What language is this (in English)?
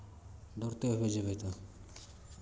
Maithili